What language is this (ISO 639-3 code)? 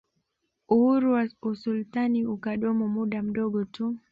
swa